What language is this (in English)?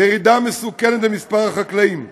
Hebrew